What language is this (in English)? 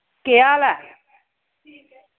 Dogri